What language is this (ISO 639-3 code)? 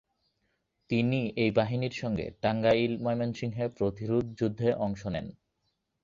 ben